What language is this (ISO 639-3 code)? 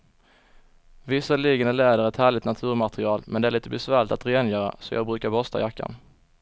swe